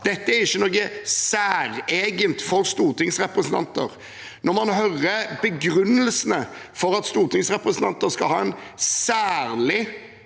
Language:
Norwegian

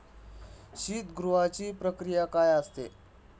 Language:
Marathi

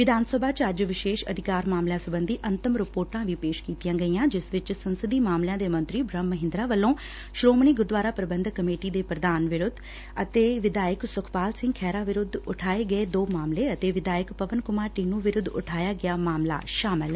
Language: Punjabi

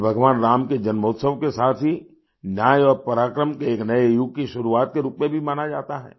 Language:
Hindi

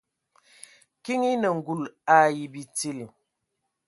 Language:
Ewondo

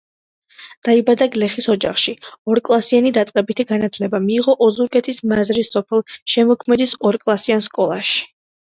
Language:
Georgian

